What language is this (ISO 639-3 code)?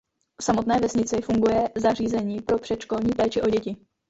ces